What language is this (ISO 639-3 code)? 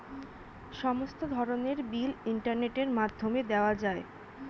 ben